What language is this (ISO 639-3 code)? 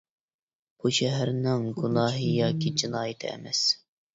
uig